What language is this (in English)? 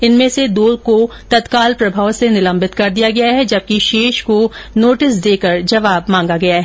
Hindi